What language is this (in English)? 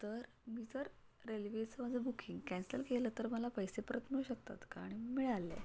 Marathi